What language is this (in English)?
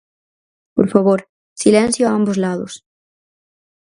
Galician